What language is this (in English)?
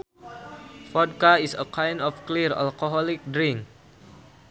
Sundanese